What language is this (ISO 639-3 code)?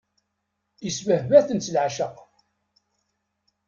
kab